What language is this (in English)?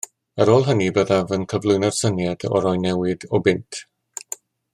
Welsh